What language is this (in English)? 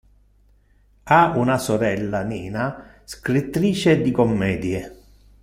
Italian